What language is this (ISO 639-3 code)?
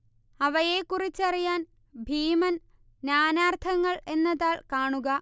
mal